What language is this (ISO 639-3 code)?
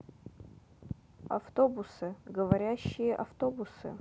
rus